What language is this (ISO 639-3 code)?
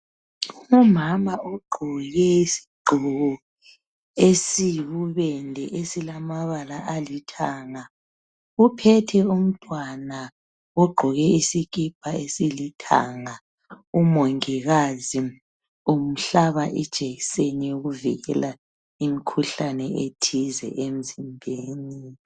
nde